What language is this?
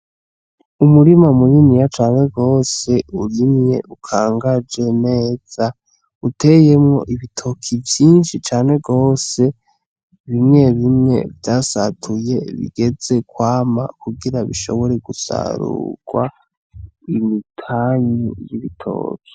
Rundi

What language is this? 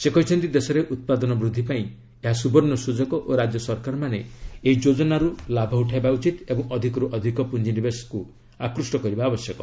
Odia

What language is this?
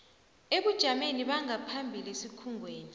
South Ndebele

